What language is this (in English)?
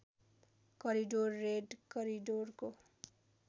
Nepali